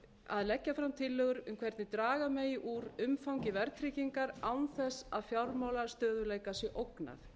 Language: Icelandic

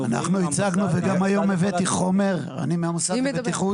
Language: Hebrew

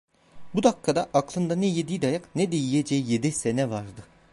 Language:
Turkish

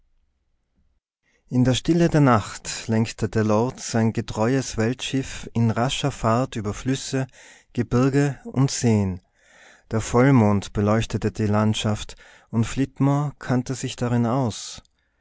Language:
German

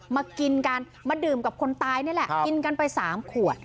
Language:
Thai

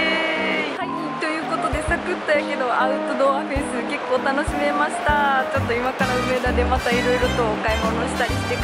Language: Japanese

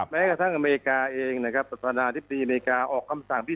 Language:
Thai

